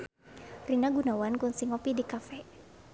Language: Sundanese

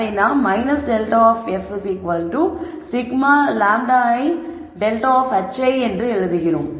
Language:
Tamil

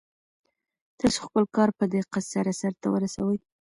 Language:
Pashto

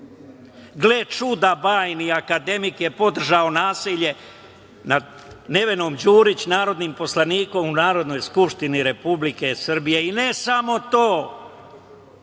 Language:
Serbian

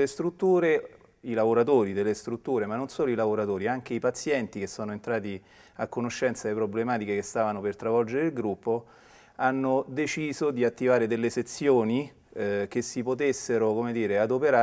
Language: Italian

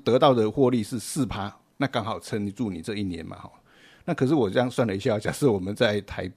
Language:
Chinese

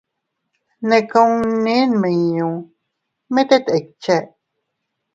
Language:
Teutila Cuicatec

